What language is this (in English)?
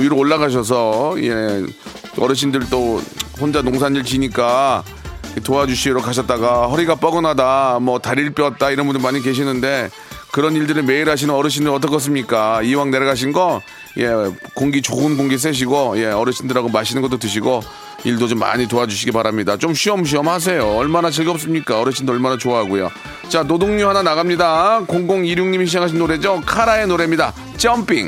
Korean